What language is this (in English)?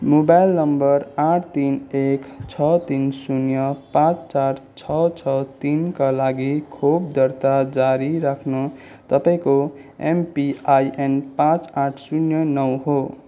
Nepali